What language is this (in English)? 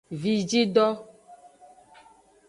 Aja (Benin)